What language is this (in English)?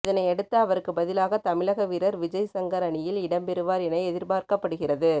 Tamil